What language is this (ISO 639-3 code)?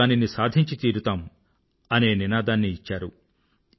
tel